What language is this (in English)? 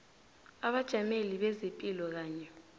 South Ndebele